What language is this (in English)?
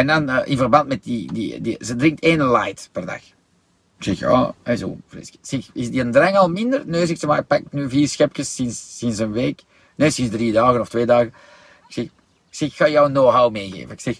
Dutch